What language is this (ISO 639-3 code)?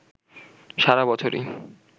ben